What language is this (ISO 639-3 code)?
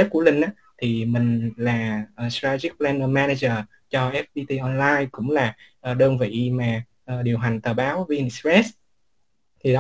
vie